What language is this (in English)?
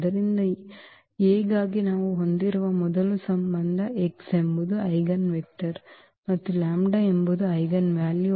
Kannada